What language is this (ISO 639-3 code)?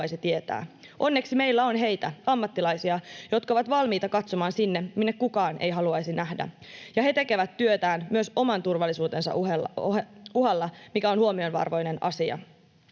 fin